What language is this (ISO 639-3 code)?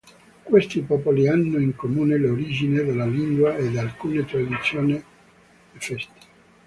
ita